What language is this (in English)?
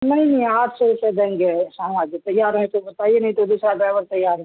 Urdu